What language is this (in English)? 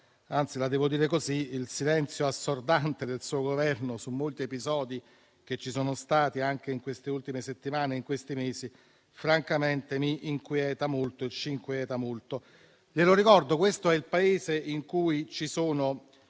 Italian